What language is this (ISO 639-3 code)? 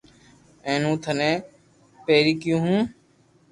lrk